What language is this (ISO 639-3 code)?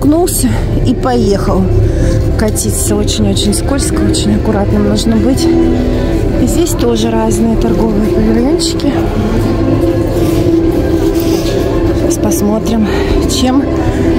rus